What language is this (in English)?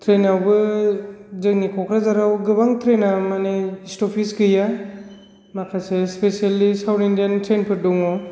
Bodo